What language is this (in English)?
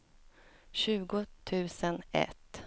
Swedish